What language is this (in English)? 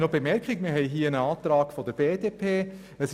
Swiss German